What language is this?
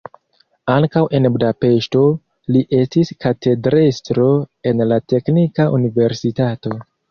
Esperanto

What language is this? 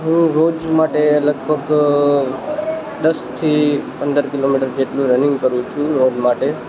Gujarati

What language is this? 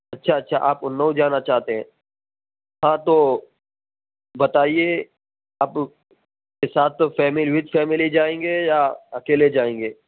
Urdu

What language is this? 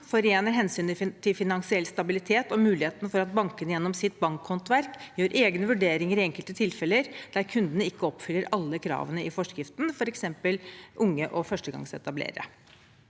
Norwegian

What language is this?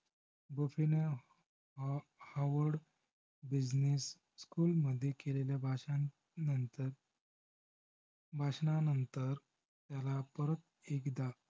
Marathi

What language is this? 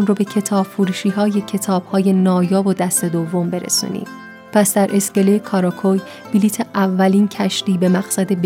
Persian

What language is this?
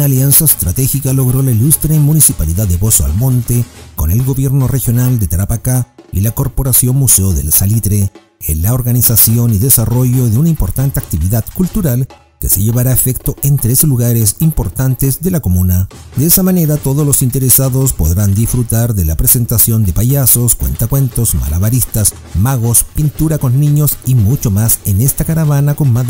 Spanish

